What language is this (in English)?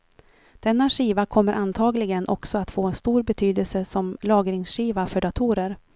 Swedish